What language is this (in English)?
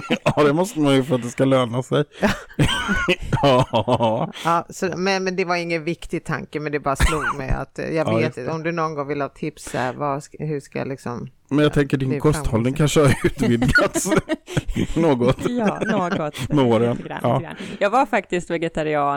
Swedish